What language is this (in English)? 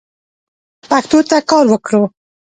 Pashto